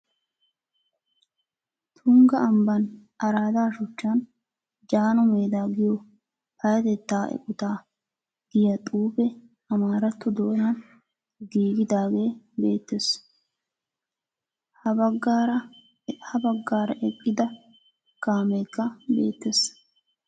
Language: Wolaytta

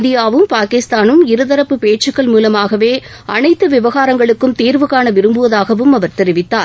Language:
Tamil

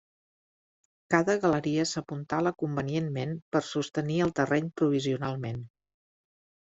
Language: Catalan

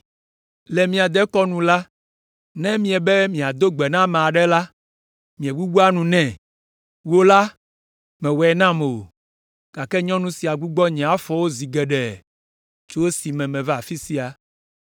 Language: Ewe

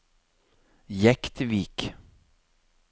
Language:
Norwegian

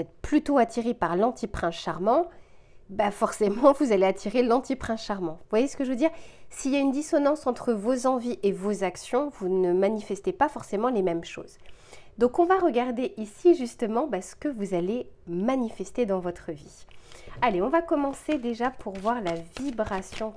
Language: French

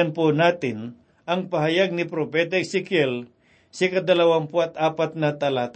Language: Filipino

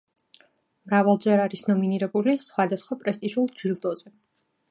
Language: Georgian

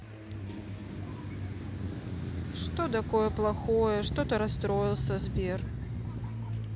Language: Russian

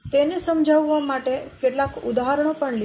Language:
Gujarati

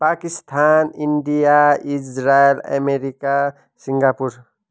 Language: Nepali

